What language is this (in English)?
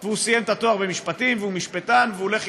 Hebrew